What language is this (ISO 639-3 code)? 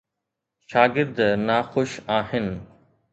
snd